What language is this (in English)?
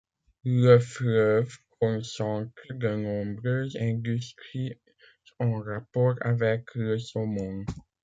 French